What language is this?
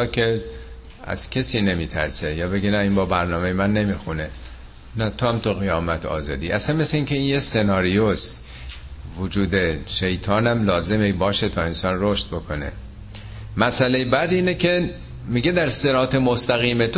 Persian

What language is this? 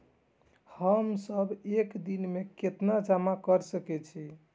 Maithili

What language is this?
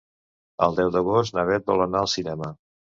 Catalan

